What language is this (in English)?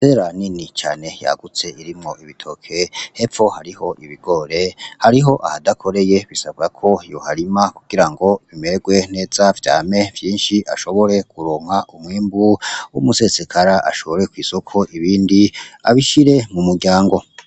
Rundi